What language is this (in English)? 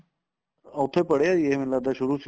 Punjabi